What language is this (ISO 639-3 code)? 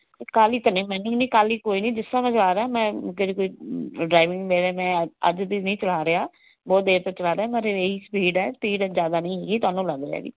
pan